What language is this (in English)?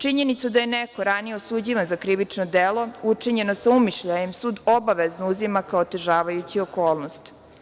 Serbian